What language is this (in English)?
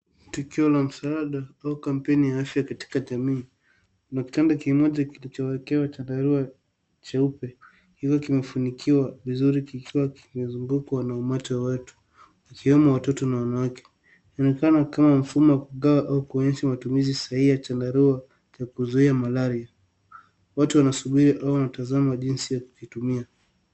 Swahili